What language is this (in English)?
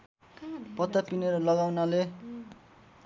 Nepali